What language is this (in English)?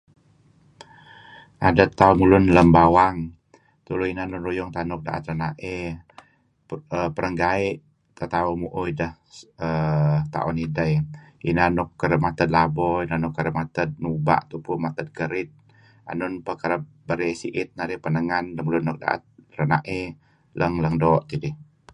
Kelabit